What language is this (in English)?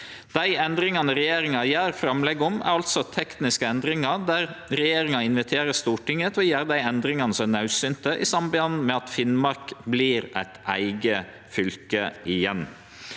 Norwegian